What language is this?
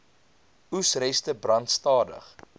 Afrikaans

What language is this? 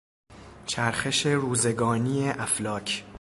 Persian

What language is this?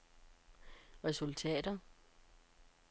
Danish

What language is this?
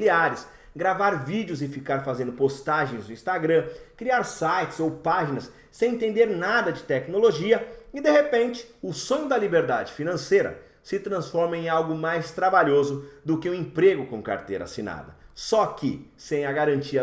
Portuguese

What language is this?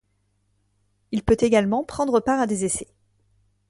French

